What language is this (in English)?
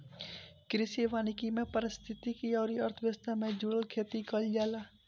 Bhojpuri